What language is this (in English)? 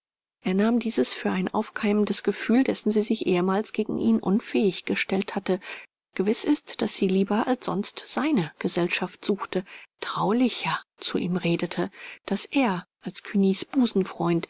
German